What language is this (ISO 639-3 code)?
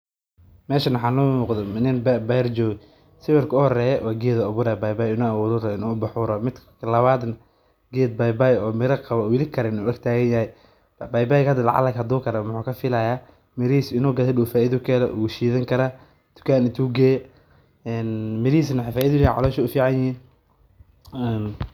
som